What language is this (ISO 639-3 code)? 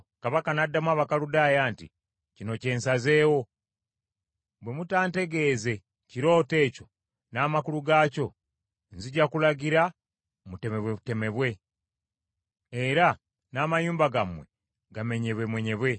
lug